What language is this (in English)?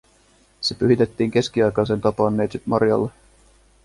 Finnish